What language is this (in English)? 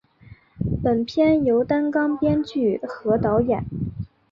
Chinese